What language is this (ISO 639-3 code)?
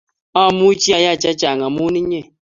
kln